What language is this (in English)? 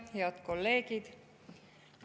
Estonian